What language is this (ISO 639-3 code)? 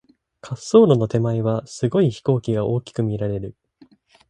jpn